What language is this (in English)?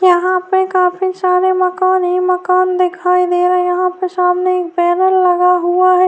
Urdu